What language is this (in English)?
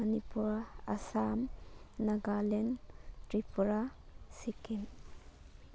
Manipuri